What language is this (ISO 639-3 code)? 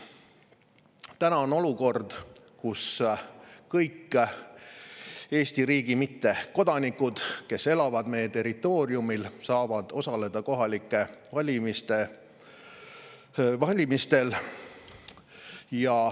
est